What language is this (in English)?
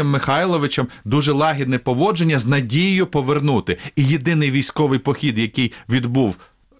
Ukrainian